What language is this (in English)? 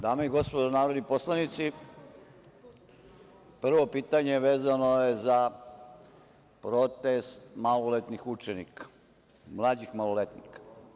Serbian